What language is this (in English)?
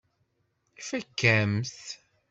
Kabyle